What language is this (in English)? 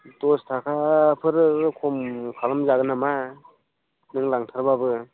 Bodo